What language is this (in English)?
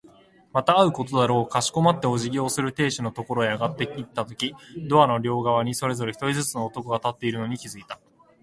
Japanese